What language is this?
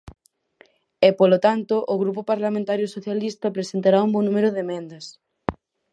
Galician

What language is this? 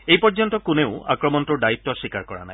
Assamese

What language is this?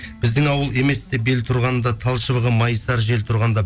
Kazakh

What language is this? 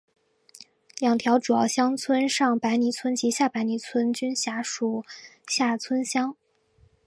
Chinese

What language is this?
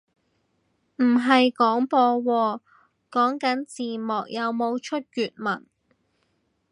Cantonese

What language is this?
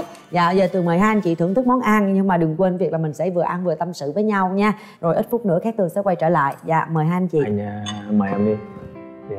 Vietnamese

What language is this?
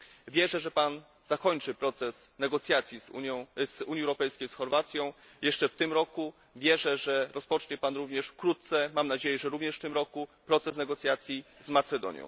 Polish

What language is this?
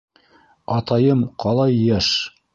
Bashkir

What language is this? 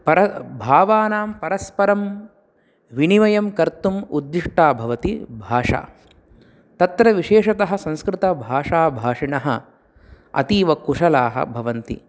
Sanskrit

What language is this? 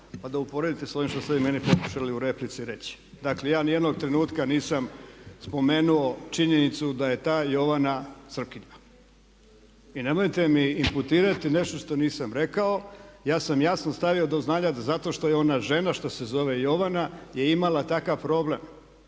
Croatian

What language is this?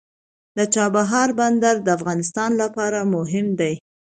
Pashto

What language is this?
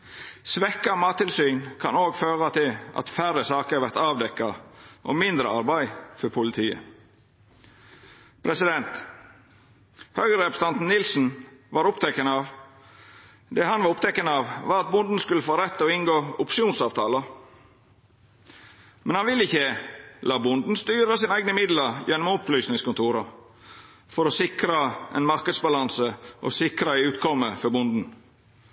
Norwegian Nynorsk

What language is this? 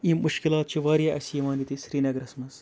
Kashmiri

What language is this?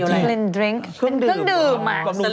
Thai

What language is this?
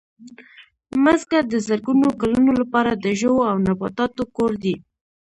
Pashto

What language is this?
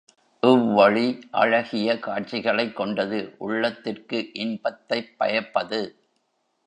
Tamil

